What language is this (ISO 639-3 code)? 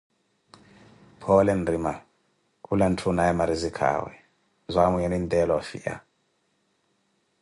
eko